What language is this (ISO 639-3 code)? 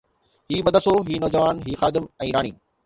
snd